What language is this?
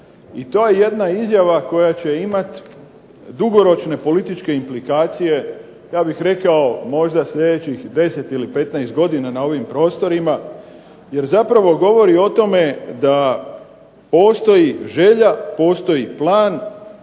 Croatian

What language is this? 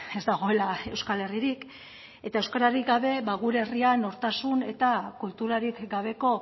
Basque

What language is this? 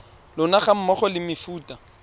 Tswana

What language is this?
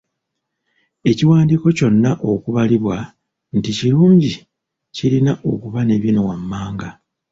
Ganda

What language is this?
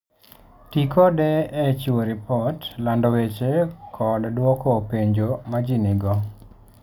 Luo (Kenya and Tanzania)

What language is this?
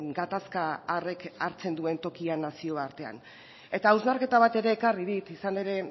Basque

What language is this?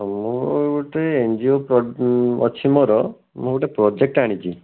Odia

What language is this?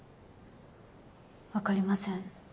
Japanese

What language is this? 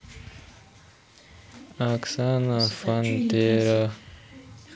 Russian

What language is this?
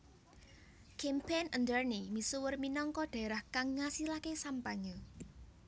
Javanese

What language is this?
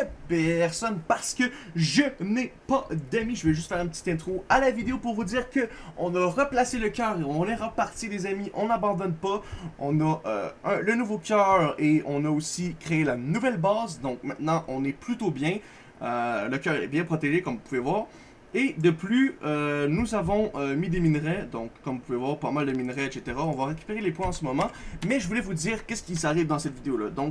French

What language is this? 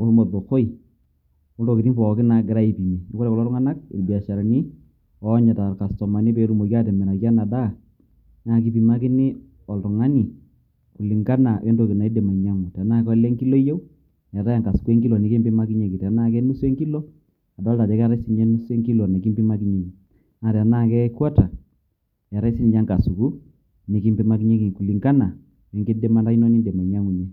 Masai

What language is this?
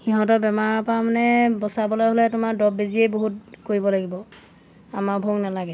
Assamese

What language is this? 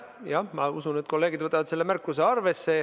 Estonian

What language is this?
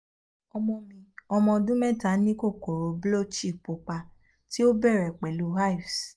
Yoruba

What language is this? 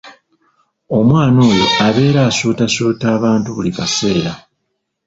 Ganda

